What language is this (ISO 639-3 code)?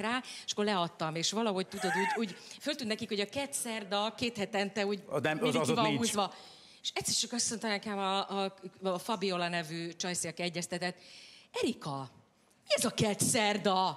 hun